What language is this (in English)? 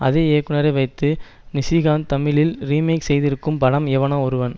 Tamil